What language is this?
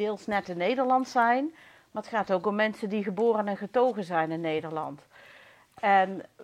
Dutch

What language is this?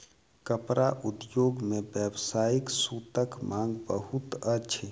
Maithili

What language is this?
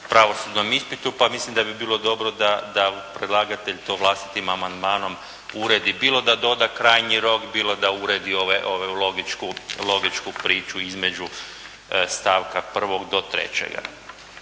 Croatian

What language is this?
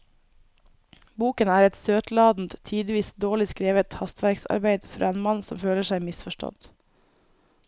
Norwegian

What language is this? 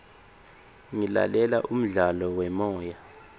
Swati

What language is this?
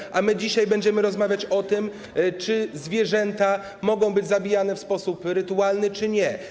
Polish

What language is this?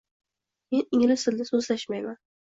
Uzbek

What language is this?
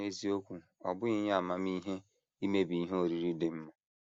Igbo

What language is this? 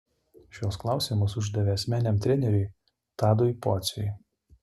Lithuanian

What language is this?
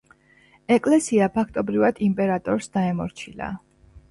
Georgian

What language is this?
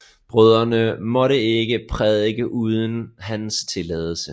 Danish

